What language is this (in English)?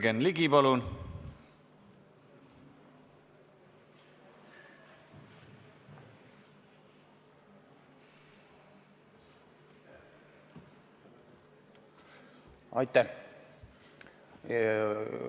Estonian